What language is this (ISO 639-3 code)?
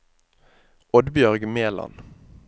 nor